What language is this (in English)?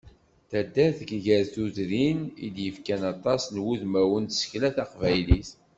Kabyle